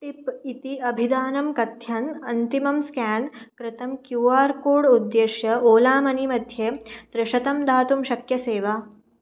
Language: Sanskrit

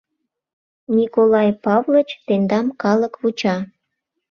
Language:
Mari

